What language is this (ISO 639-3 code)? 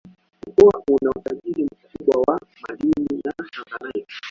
swa